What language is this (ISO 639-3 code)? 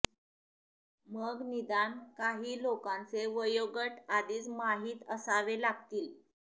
mar